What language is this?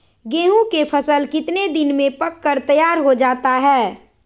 Magahi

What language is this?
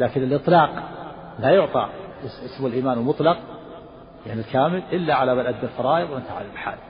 Arabic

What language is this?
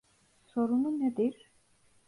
Turkish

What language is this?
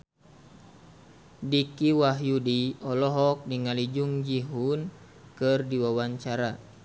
Sundanese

